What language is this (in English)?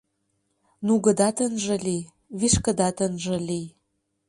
Mari